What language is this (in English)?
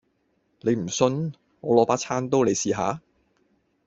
Cantonese